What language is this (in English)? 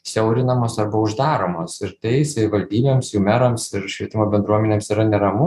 Lithuanian